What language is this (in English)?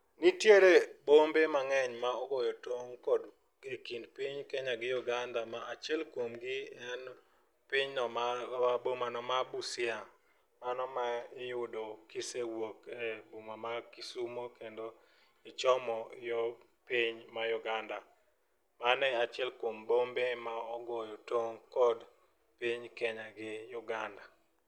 Luo (Kenya and Tanzania)